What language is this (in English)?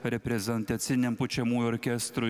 Lithuanian